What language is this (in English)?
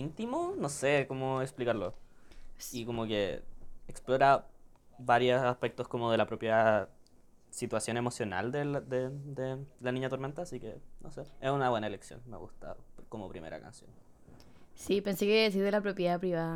Spanish